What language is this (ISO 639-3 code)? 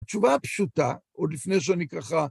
heb